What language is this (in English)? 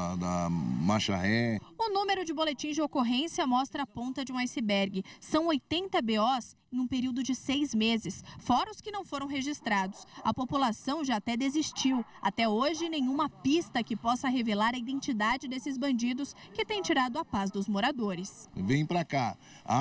Portuguese